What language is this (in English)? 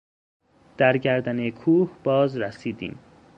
Persian